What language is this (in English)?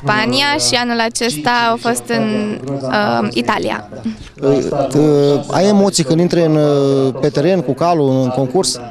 Romanian